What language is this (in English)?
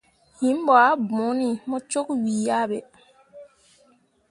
Mundang